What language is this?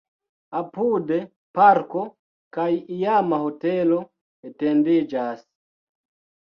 Esperanto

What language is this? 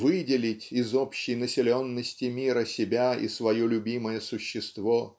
Russian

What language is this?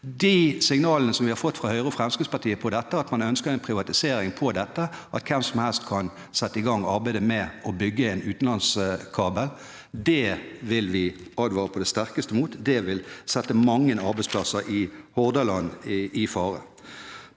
Norwegian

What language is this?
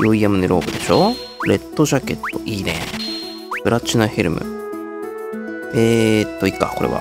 Japanese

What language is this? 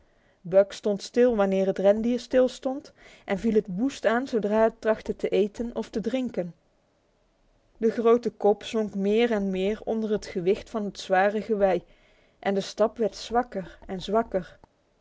Dutch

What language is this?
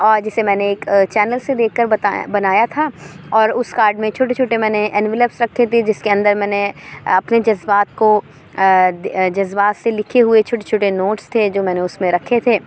Urdu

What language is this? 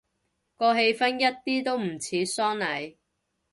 Cantonese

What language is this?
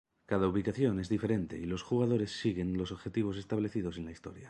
Spanish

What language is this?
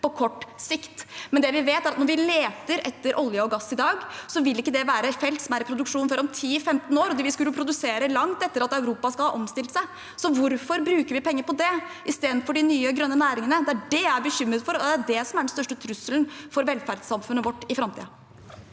Norwegian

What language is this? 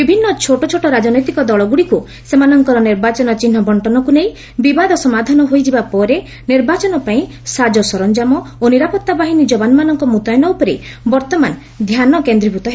Odia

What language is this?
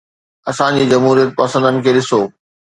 Sindhi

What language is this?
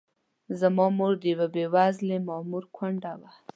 Pashto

